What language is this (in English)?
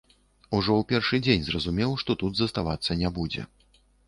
Belarusian